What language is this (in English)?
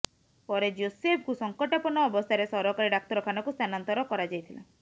Odia